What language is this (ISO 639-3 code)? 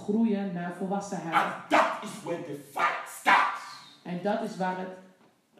nld